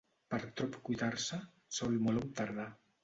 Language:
Catalan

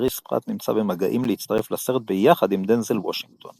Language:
Hebrew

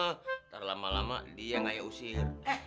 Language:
Indonesian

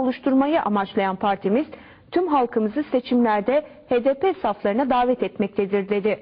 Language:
Turkish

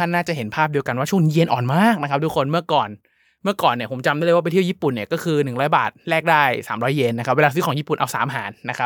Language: Thai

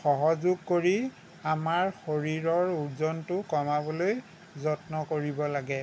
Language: Assamese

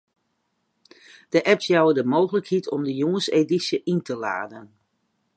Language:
Western Frisian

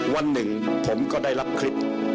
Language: Thai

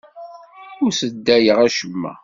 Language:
Kabyle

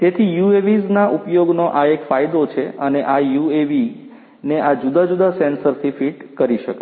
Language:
Gujarati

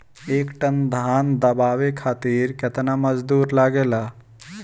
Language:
Bhojpuri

